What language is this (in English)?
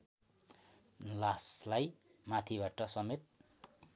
Nepali